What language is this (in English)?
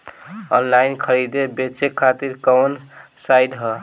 Bhojpuri